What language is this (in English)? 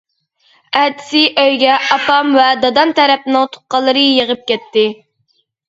Uyghur